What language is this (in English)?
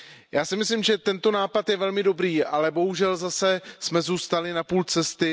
Czech